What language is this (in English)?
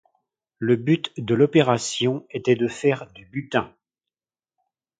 French